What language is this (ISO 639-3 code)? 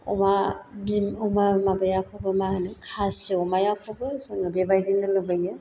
brx